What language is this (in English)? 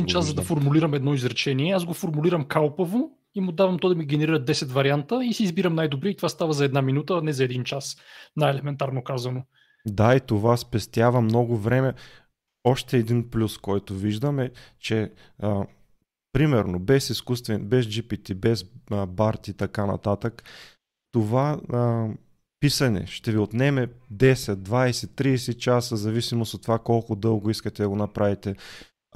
Bulgarian